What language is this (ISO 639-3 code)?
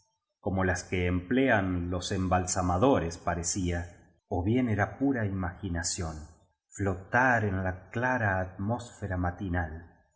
spa